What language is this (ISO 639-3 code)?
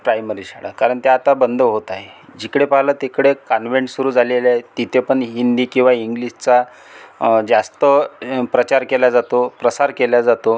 mar